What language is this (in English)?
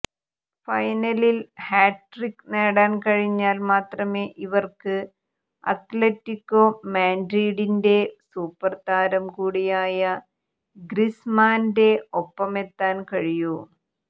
Malayalam